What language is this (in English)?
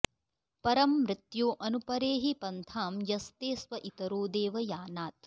Sanskrit